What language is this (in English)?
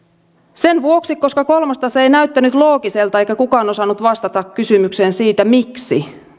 Finnish